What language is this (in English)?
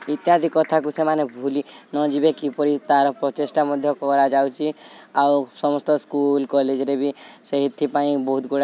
Odia